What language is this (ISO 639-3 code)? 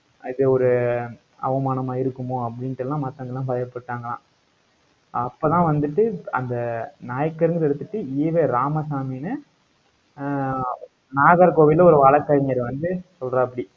tam